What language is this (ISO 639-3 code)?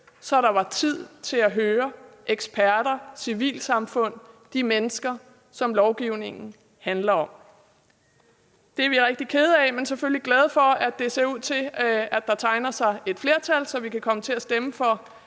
dan